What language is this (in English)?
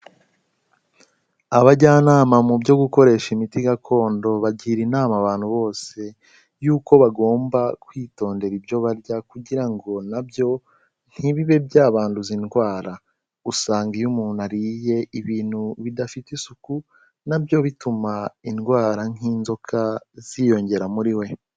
Kinyarwanda